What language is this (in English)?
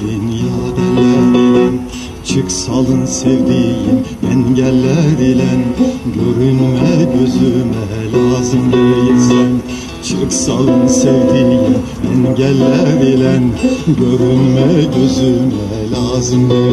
Turkish